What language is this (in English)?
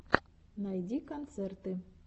Russian